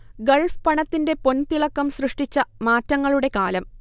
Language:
Malayalam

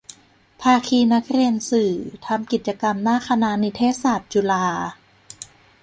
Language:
Thai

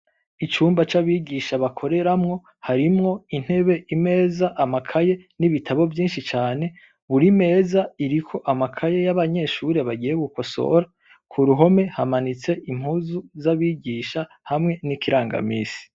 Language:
Rundi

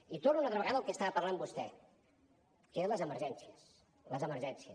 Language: Catalan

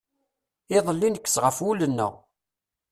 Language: Kabyle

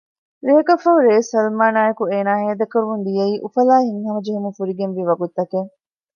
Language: Divehi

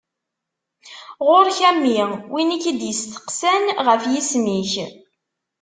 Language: Kabyle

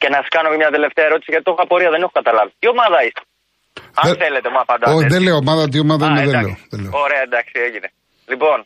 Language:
Greek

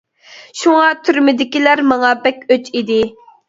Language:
Uyghur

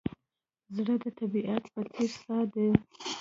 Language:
Pashto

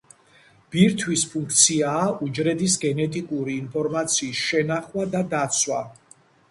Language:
Georgian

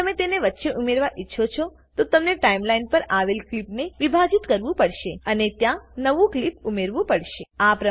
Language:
Gujarati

